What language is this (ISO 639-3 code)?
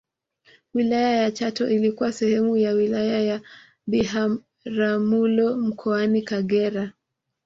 swa